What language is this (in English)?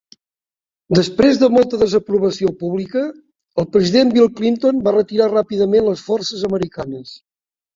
Catalan